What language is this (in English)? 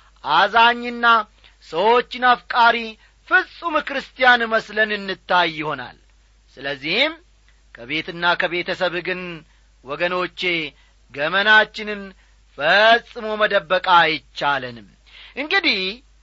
Amharic